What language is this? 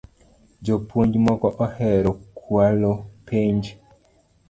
Luo (Kenya and Tanzania)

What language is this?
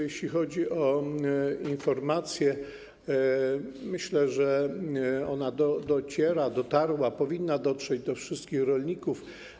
Polish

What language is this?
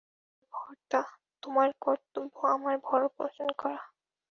Bangla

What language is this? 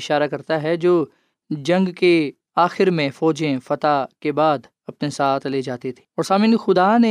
Urdu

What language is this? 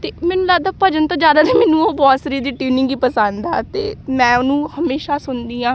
Punjabi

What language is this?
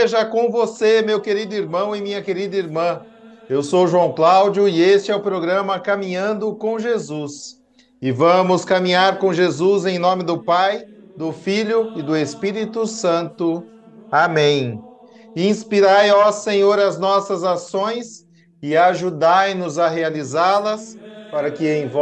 Portuguese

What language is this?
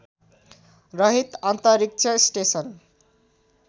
Nepali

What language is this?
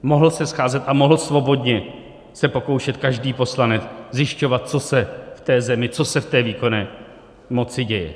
Czech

